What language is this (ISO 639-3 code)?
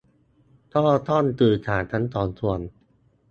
tha